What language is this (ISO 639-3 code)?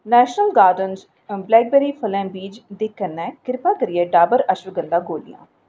doi